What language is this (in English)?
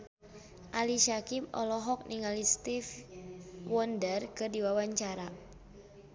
Sundanese